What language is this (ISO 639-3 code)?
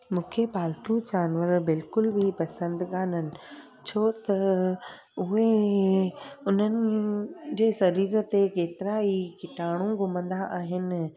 snd